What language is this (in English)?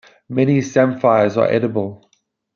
English